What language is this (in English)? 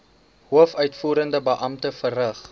Afrikaans